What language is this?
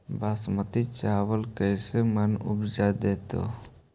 Magahi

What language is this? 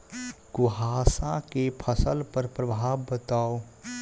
Maithili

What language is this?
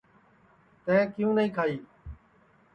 Sansi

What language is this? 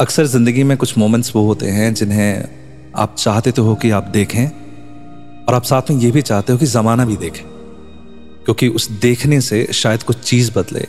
Hindi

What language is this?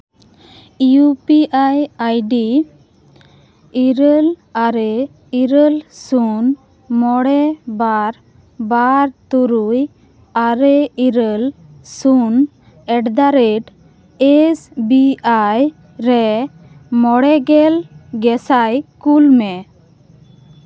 Santali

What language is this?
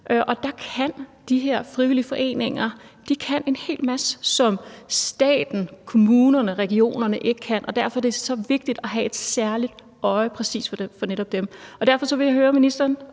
Danish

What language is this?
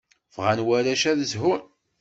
Kabyle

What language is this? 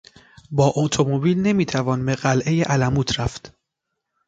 Persian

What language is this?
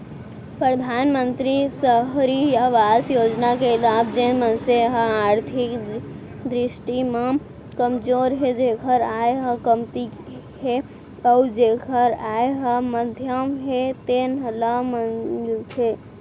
Chhattisgarhi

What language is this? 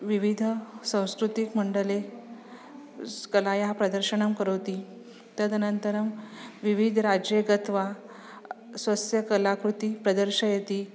Sanskrit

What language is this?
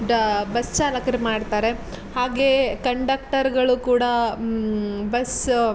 Kannada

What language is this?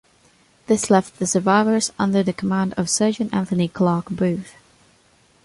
English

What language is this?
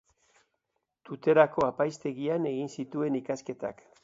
Basque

